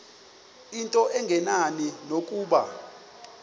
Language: Xhosa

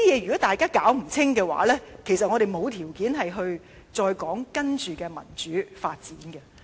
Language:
Cantonese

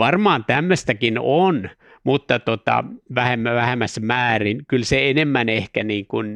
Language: Finnish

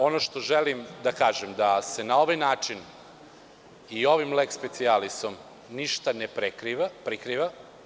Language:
Serbian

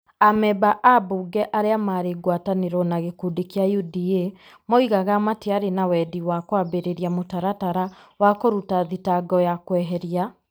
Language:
Kikuyu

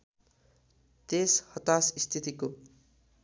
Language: Nepali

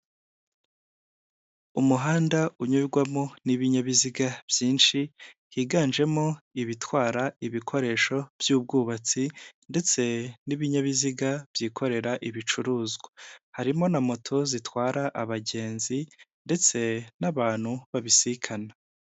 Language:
Kinyarwanda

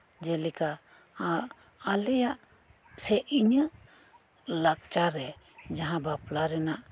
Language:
Santali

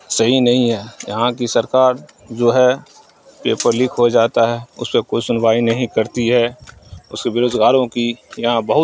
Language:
Urdu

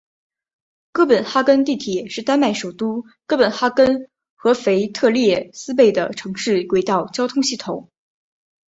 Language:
Chinese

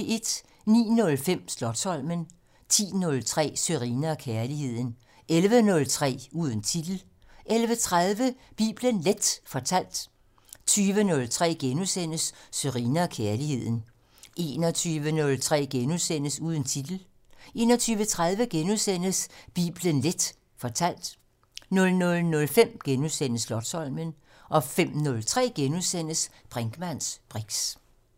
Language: Danish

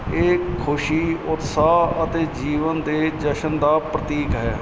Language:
Punjabi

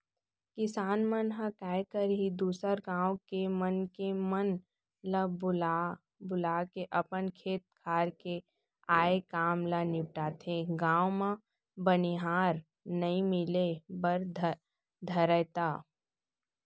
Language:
Chhattisgarhi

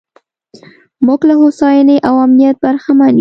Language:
Pashto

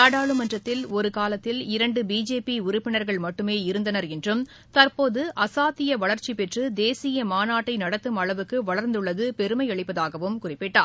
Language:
Tamil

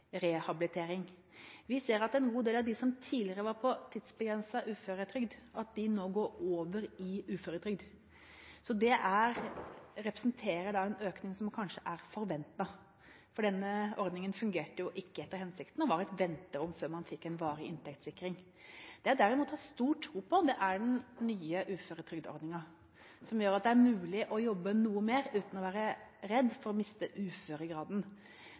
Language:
Norwegian Bokmål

